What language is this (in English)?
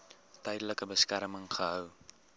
Afrikaans